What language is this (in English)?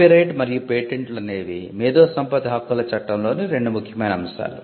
Telugu